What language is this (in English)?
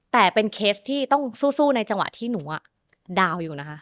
Thai